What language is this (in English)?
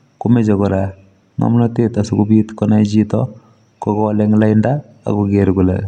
Kalenjin